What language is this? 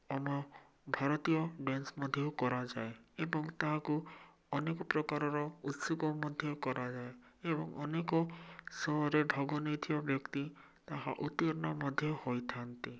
Odia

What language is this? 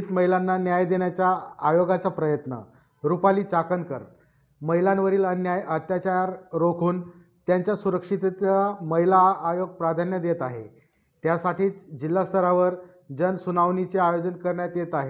Marathi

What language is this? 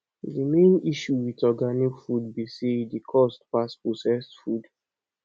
Nigerian Pidgin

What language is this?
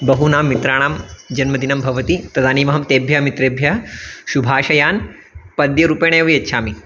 Sanskrit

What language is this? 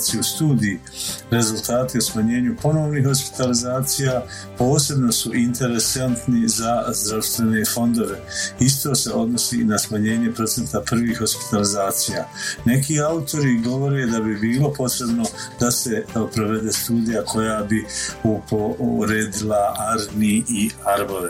Croatian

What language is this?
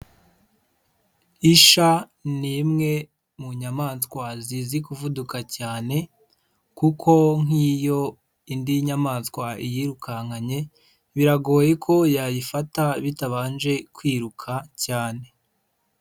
Kinyarwanda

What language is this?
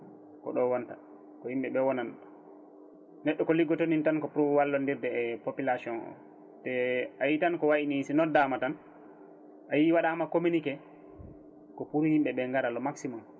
Fula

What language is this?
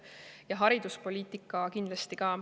Estonian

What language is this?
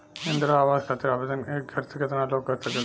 Bhojpuri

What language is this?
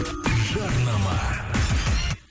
Kazakh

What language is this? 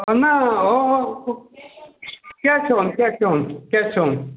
Konkani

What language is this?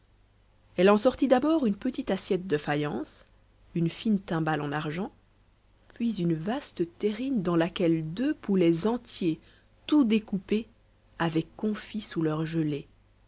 French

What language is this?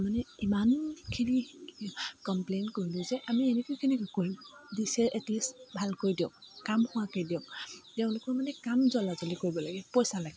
Assamese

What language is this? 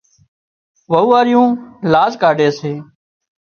Wadiyara Koli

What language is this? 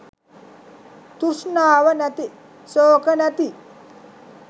Sinhala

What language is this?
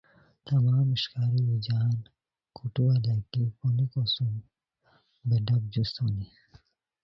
Khowar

